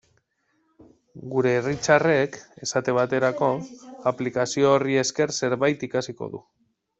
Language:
Basque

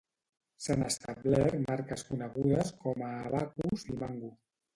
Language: Catalan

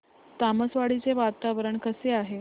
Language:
Marathi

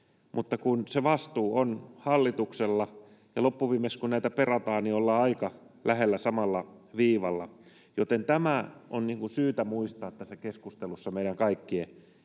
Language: Finnish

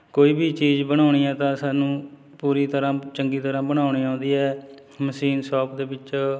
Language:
Punjabi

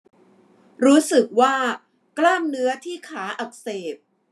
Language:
Thai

